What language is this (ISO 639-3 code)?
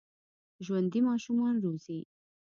pus